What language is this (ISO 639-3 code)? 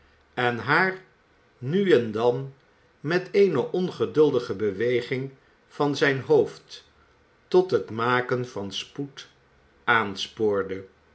nld